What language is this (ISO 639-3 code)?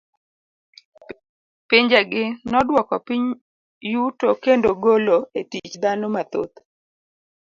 luo